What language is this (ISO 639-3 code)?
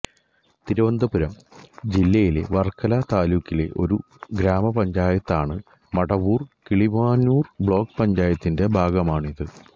mal